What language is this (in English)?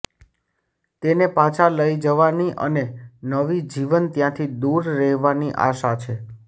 Gujarati